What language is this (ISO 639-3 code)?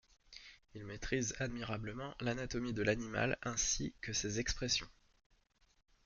fra